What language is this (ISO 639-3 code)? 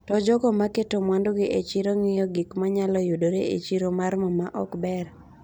luo